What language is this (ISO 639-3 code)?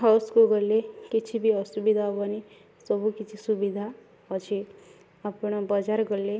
ori